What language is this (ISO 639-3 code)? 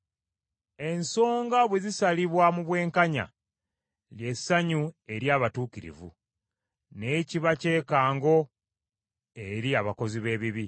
lug